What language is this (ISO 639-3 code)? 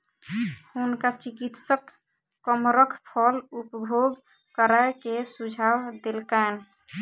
mai